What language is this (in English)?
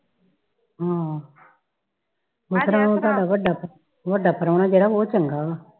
Punjabi